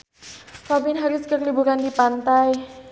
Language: Sundanese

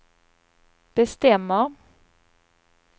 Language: Swedish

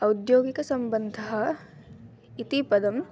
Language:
Sanskrit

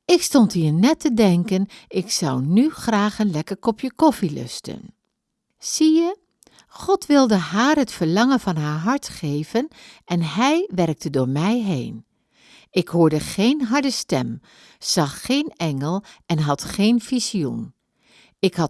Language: Dutch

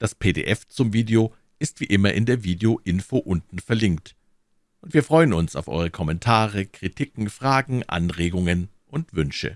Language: German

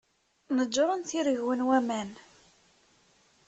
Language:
Kabyle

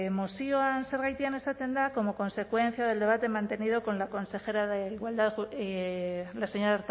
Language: Spanish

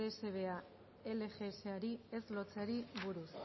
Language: Basque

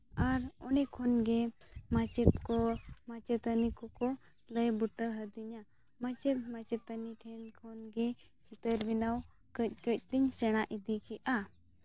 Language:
Santali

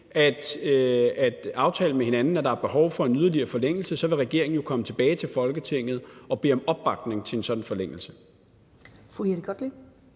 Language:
Danish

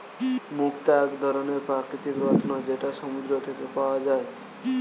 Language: Bangla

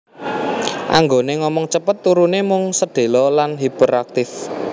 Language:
Javanese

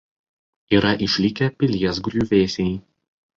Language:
Lithuanian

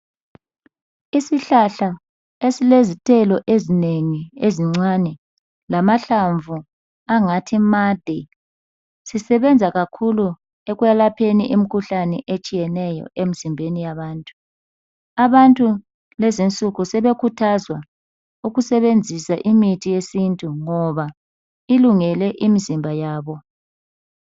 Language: North Ndebele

